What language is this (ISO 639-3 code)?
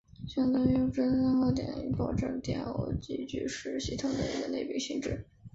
zho